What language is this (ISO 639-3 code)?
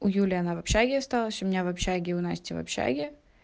rus